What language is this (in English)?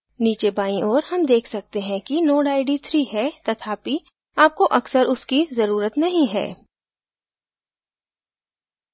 Hindi